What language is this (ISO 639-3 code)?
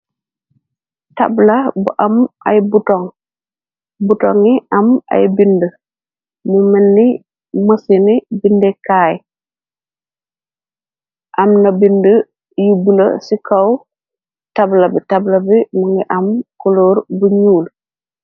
wol